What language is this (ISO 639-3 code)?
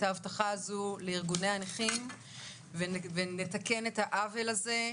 heb